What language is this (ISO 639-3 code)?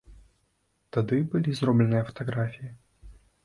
bel